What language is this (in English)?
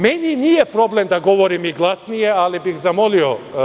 Serbian